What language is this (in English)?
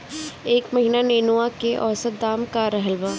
Bhojpuri